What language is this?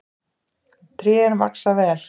Icelandic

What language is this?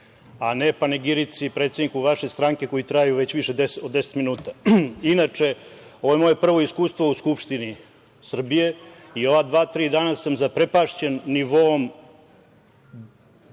Serbian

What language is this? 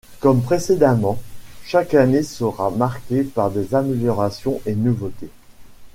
French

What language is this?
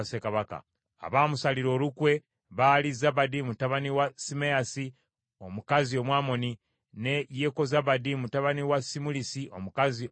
Ganda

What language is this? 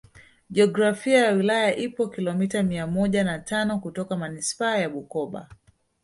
Swahili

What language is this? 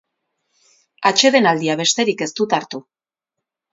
Basque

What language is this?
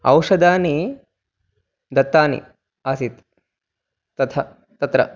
Sanskrit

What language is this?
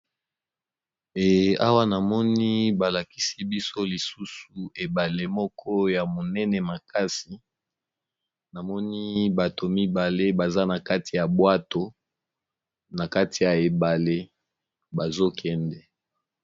Lingala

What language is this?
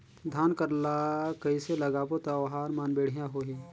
Chhattisgarhi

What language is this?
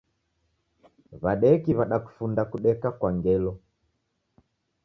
Taita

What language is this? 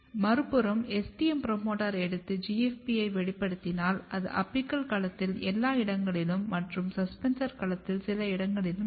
Tamil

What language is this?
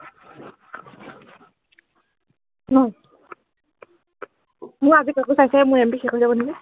Assamese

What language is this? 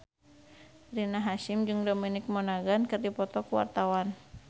Sundanese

